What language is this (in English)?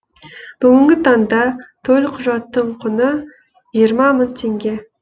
Kazakh